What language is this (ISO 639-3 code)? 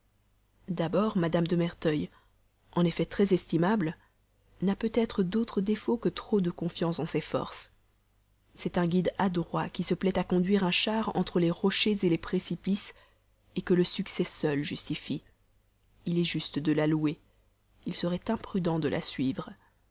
fra